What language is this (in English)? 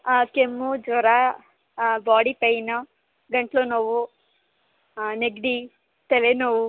Kannada